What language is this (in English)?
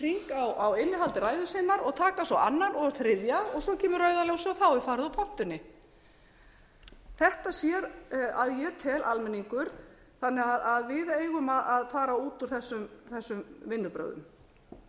Icelandic